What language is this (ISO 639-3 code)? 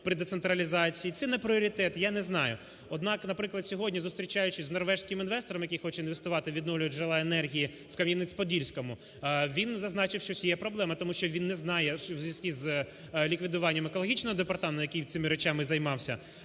ukr